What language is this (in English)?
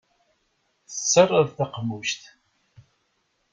Kabyle